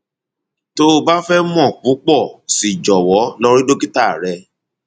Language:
Yoruba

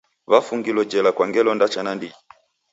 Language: Taita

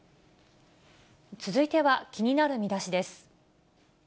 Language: Japanese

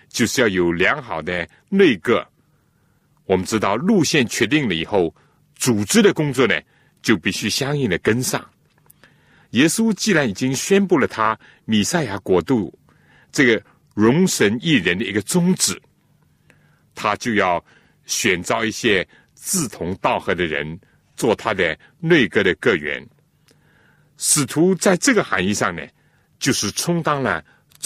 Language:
Chinese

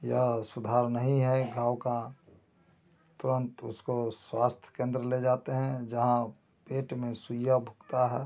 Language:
Hindi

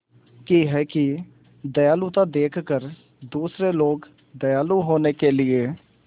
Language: Hindi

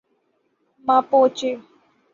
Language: Urdu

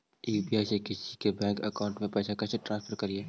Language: Magahi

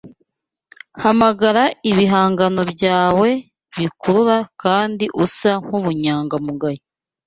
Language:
Kinyarwanda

